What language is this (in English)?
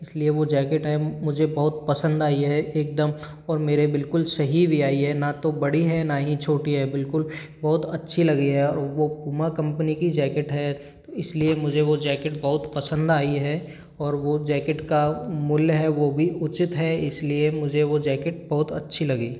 Hindi